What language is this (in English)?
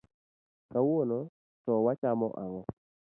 Luo (Kenya and Tanzania)